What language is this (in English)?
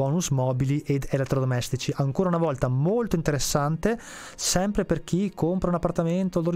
Italian